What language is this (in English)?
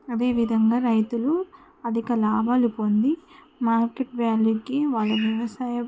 Telugu